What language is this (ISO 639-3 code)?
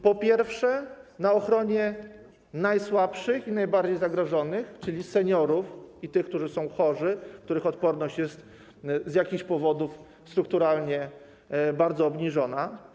pol